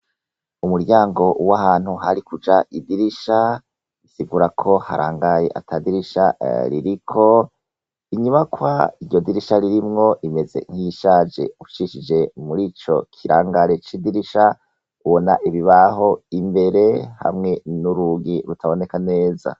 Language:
Rundi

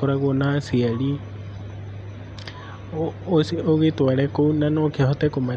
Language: Kikuyu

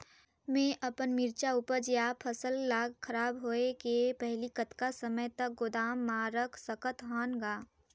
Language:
Chhattisgarhi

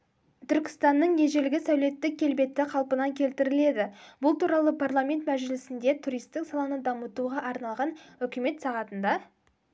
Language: Kazakh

